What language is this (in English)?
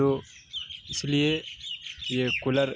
Urdu